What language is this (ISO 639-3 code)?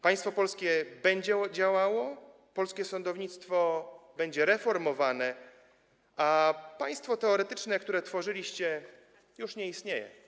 pol